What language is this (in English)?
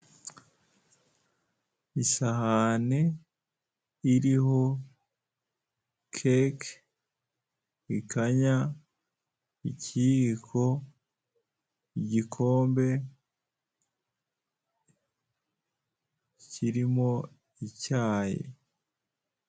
Kinyarwanda